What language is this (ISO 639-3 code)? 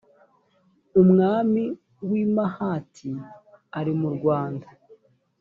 kin